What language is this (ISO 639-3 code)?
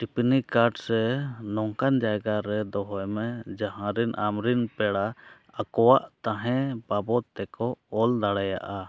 sat